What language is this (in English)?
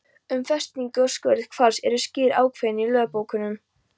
Icelandic